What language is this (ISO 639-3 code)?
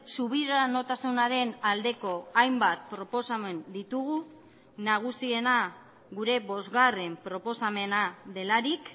eus